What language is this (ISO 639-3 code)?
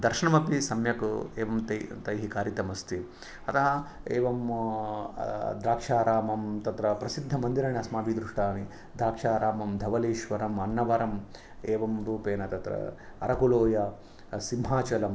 san